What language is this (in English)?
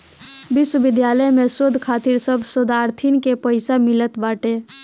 Bhojpuri